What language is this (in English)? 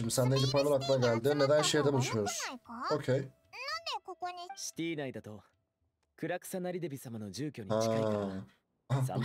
Turkish